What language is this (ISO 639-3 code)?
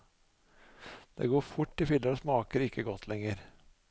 nor